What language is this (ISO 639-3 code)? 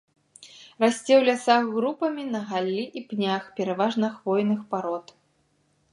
bel